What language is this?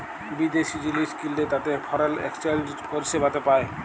Bangla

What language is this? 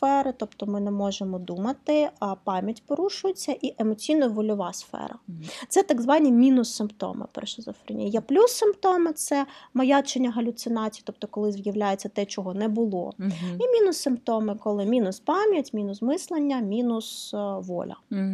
Ukrainian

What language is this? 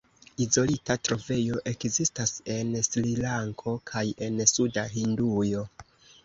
Esperanto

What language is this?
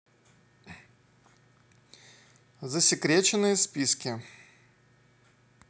Russian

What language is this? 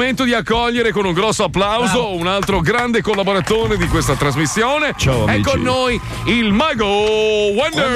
Italian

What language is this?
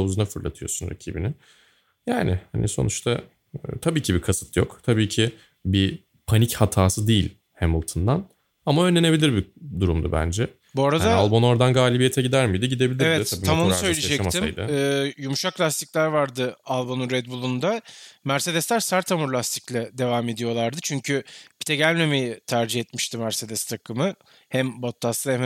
Turkish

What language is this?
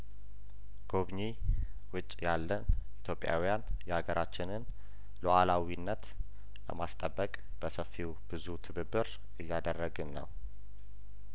Amharic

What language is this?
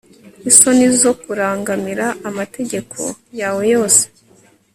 Kinyarwanda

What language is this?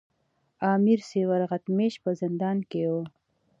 Pashto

